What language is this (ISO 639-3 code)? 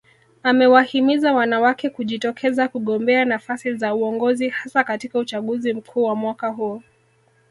swa